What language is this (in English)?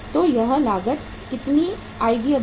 Hindi